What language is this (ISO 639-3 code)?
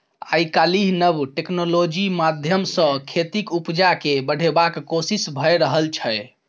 mai